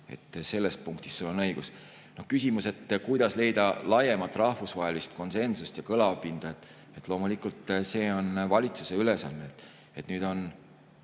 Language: Estonian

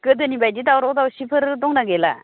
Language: Bodo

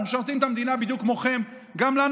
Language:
Hebrew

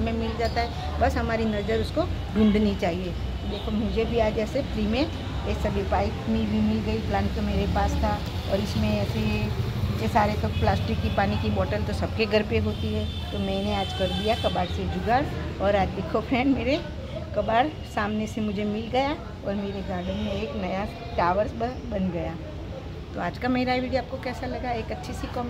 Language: Hindi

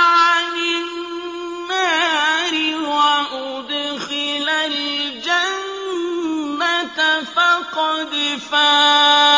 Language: Arabic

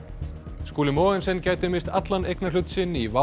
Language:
Icelandic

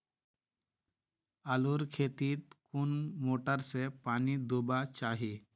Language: Magahi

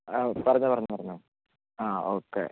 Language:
Malayalam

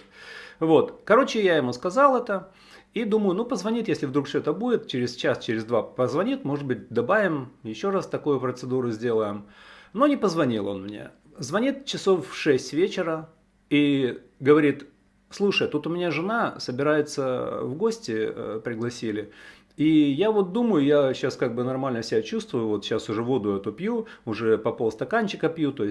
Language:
Russian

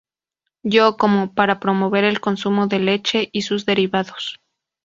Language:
Spanish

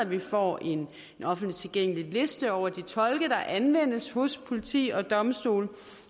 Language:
Danish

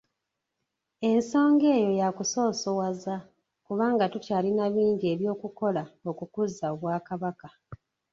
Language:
Ganda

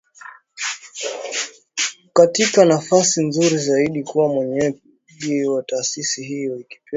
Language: Swahili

